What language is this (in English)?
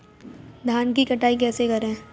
Hindi